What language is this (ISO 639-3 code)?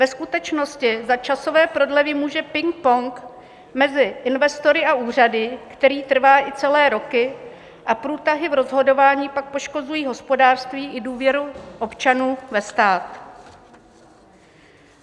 ces